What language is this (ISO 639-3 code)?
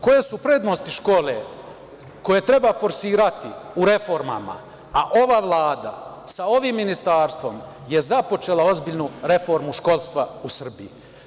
srp